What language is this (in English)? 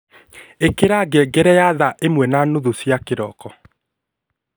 Kikuyu